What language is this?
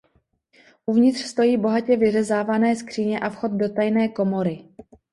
Czech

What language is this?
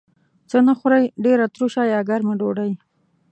Pashto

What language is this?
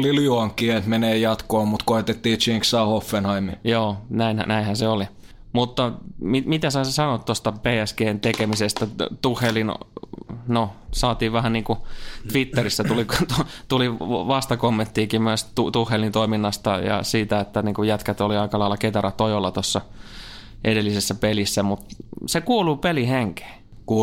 Finnish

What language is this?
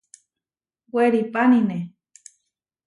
Huarijio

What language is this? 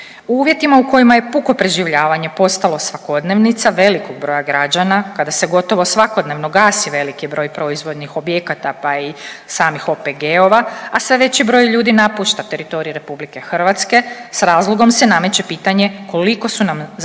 Croatian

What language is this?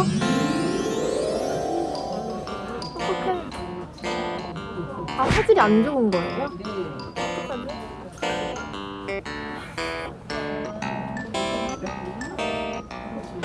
Korean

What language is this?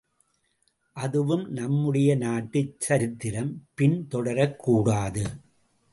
Tamil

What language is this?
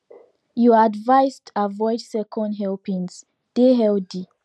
Nigerian Pidgin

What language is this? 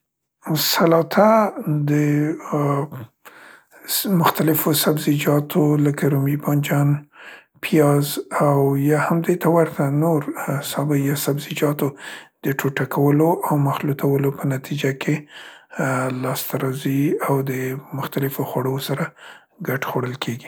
Central Pashto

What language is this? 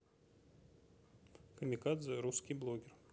Russian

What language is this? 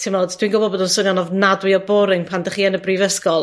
Welsh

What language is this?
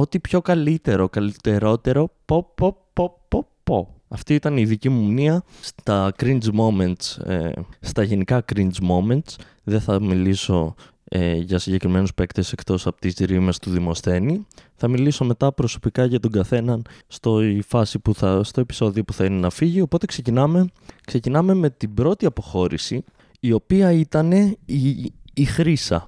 Greek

